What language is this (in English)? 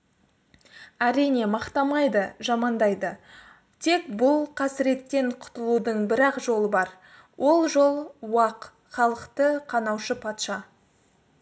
Kazakh